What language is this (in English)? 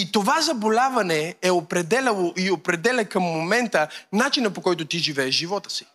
Bulgarian